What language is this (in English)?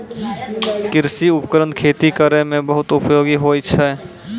Maithili